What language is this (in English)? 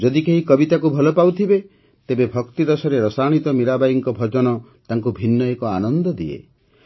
Odia